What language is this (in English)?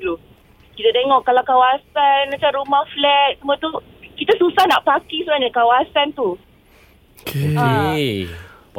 Malay